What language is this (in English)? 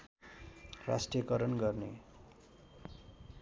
Nepali